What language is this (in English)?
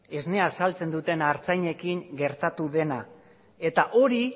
Basque